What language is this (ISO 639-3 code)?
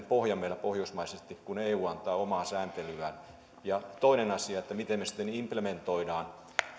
fin